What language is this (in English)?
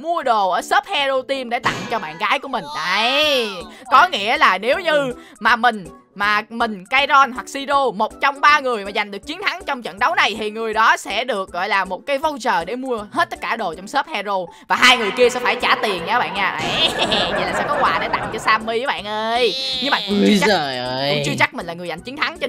Vietnamese